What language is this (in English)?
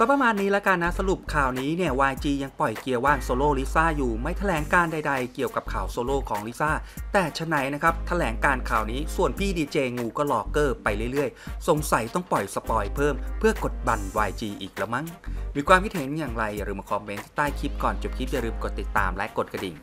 Thai